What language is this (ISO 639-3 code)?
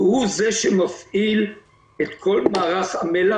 heb